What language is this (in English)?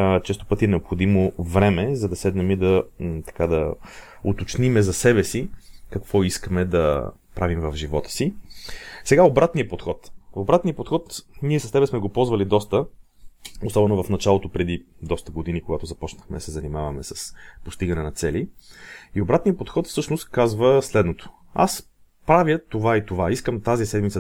Bulgarian